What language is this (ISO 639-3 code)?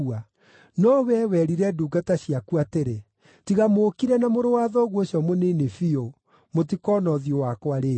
kik